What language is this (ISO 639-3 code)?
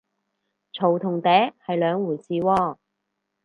yue